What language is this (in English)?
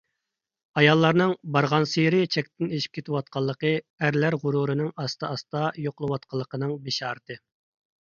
Uyghur